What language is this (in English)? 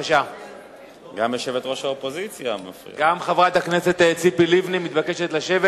Hebrew